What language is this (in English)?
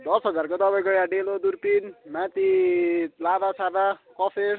Nepali